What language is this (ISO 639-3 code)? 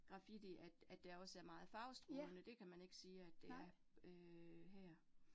dan